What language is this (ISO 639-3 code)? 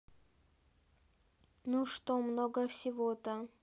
rus